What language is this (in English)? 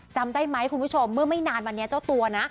Thai